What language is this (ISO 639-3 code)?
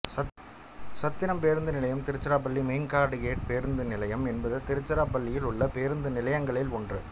tam